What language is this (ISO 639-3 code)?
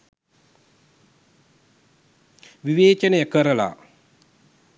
sin